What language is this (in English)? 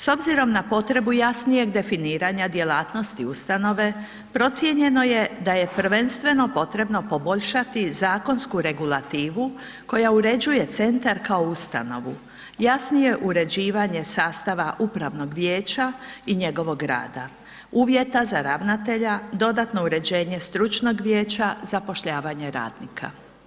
Croatian